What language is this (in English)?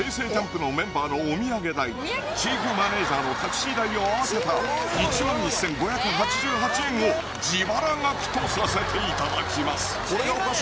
Japanese